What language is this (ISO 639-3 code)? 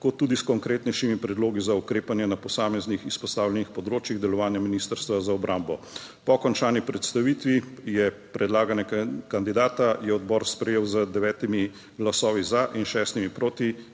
slv